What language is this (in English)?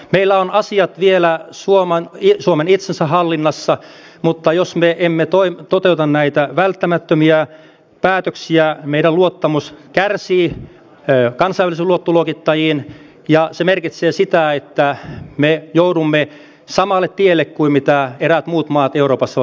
Finnish